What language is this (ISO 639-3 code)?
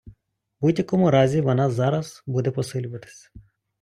ukr